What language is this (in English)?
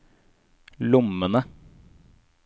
Norwegian